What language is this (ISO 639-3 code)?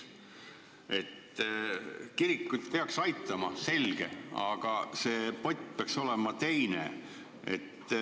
est